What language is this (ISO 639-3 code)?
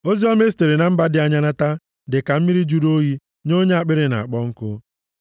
ibo